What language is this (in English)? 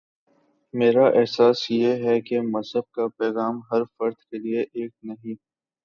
Urdu